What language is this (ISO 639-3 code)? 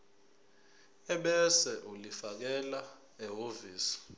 zul